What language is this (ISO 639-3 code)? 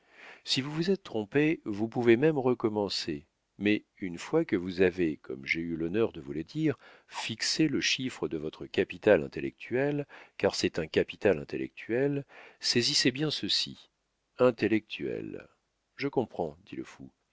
fra